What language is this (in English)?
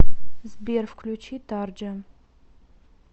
Russian